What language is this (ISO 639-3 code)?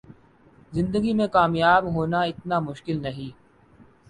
urd